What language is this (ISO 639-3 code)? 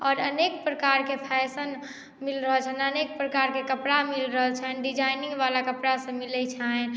mai